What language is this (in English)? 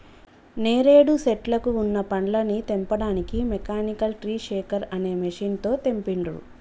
Telugu